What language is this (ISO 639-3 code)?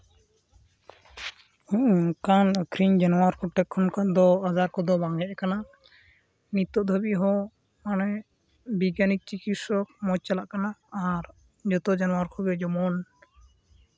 sat